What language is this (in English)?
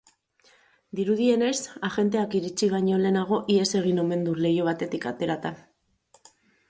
Basque